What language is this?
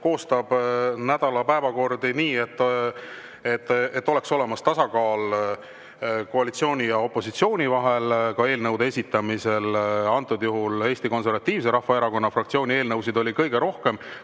Estonian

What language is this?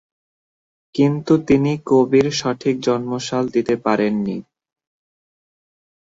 Bangla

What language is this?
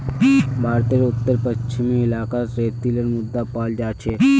Magahi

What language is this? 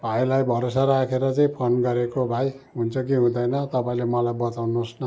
Nepali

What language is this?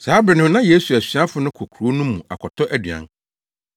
Akan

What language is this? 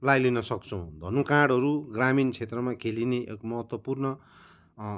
Nepali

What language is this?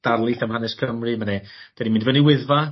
Welsh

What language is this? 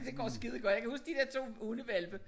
Danish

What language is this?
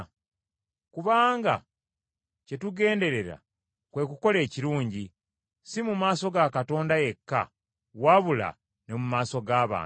Ganda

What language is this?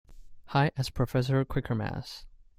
English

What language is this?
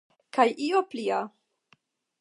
Esperanto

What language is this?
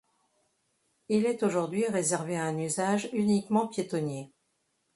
French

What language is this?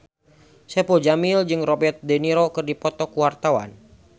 Sundanese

